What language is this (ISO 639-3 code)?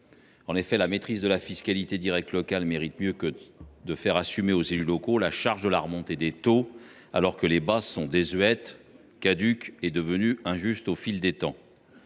fra